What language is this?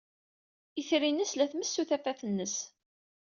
Kabyle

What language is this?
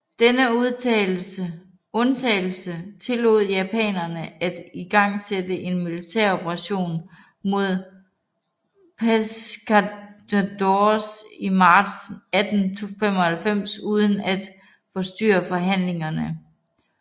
Danish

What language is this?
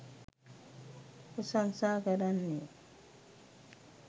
Sinhala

